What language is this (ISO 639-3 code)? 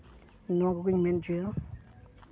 sat